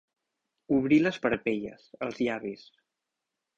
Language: Catalan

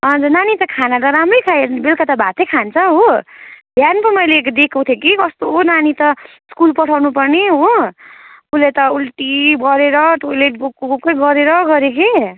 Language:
Nepali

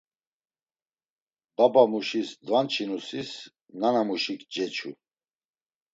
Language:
Laz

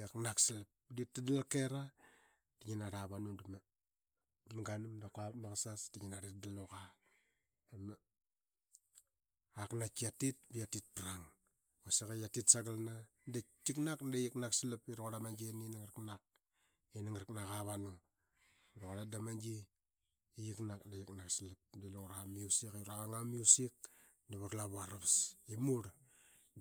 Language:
Qaqet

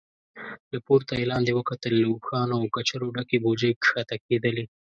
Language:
Pashto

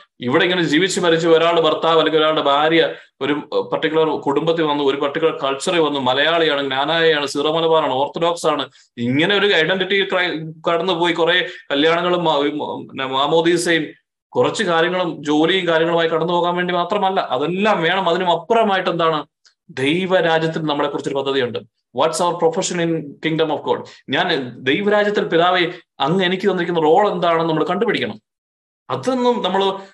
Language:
Malayalam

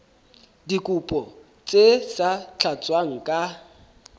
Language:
Southern Sotho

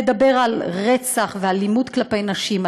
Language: Hebrew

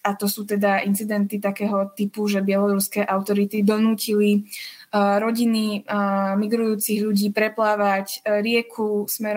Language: Slovak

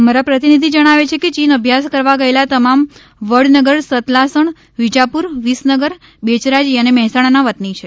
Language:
Gujarati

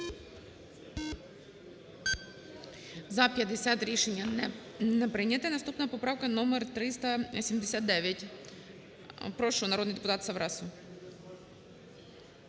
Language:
Ukrainian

